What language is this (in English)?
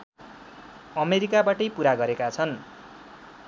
Nepali